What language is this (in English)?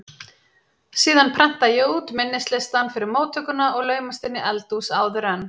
Icelandic